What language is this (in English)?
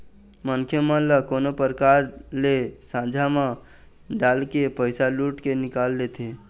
Chhattisgarhi